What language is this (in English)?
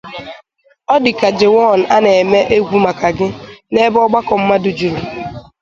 Igbo